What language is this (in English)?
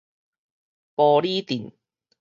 Min Nan Chinese